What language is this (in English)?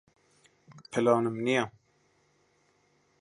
Central Kurdish